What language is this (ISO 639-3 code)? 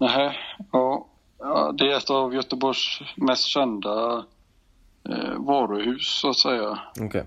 swe